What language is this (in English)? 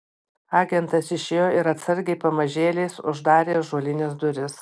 Lithuanian